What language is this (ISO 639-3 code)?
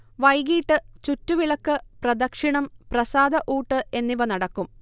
mal